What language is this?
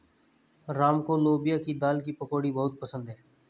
Hindi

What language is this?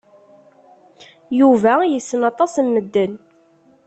Kabyle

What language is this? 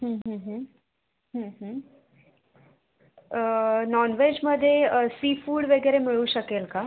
Marathi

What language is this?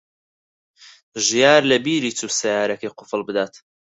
Central Kurdish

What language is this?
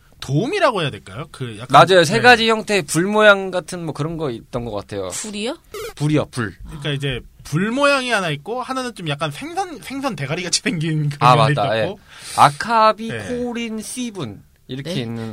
Korean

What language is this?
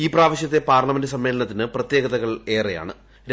Malayalam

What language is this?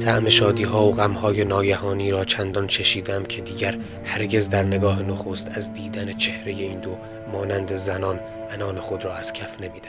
Persian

